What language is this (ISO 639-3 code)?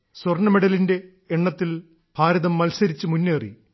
mal